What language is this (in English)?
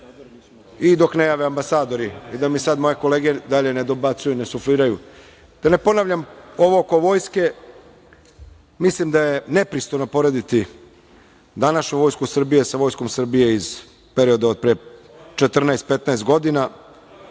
Serbian